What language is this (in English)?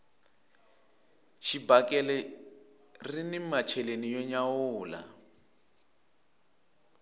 Tsonga